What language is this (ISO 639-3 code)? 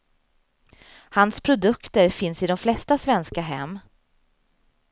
swe